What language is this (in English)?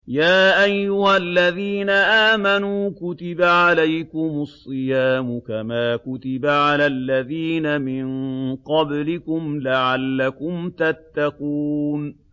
Arabic